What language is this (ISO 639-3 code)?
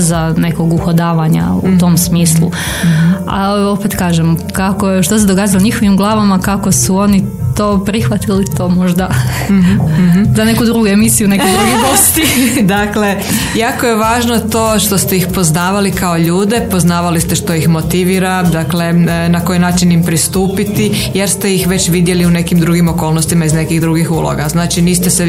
hrv